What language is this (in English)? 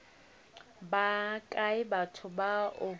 Northern Sotho